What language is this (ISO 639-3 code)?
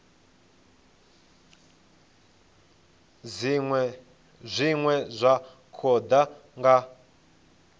ven